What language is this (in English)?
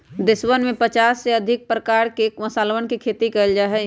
Magahi